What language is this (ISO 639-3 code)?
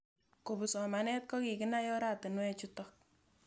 kln